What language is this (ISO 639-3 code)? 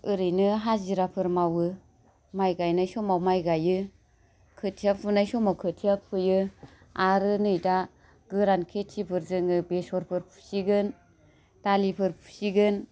brx